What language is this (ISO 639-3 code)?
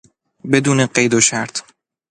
fas